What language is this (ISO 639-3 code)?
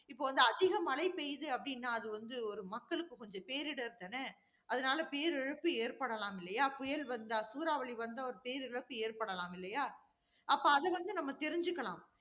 tam